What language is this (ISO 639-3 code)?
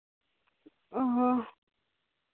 sat